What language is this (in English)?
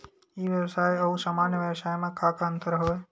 Chhattisgarhi